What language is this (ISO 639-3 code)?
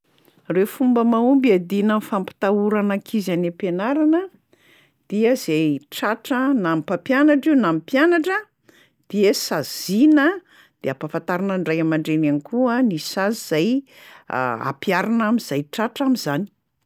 mlg